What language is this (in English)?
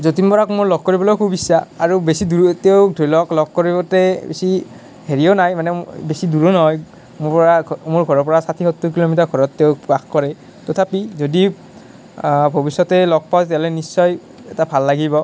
Assamese